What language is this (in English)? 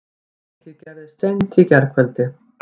Icelandic